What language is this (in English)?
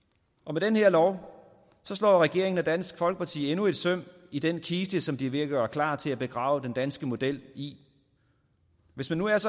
Danish